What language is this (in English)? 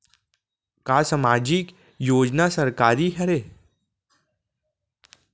Chhattisgarhi